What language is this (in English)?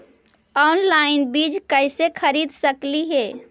Magahi